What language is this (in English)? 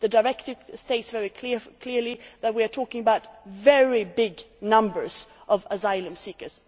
English